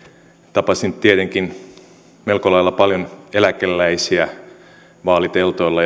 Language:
Finnish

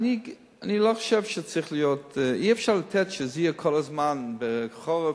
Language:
Hebrew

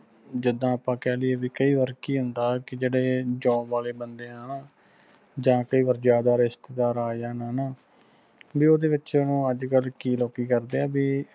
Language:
Punjabi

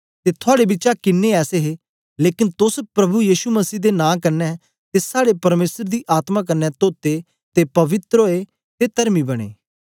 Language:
Dogri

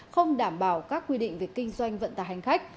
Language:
Vietnamese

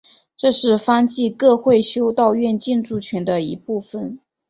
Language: Chinese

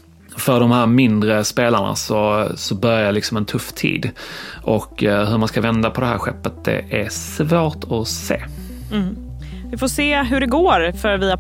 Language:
Swedish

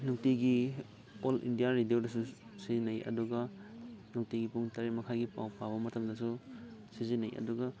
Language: Manipuri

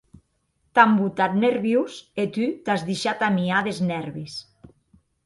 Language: Occitan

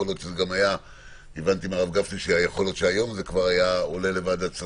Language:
Hebrew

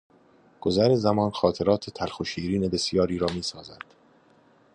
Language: Persian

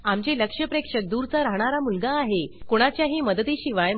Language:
Marathi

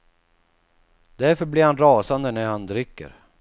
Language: Swedish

